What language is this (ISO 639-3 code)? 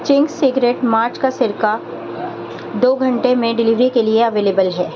urd